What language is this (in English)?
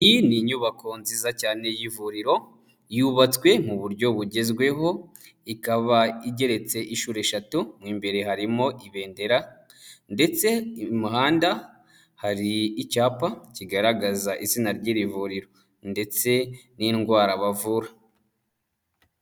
Kinyarwanda